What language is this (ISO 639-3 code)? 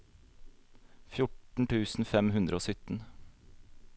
nor